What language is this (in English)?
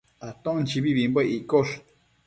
Matsés